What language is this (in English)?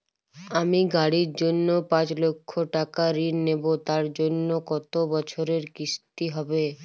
Bangla